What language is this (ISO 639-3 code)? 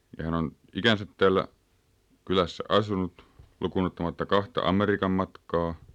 fin